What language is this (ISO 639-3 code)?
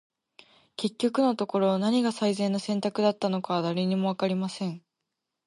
jpn